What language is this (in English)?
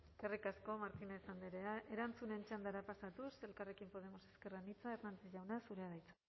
Basque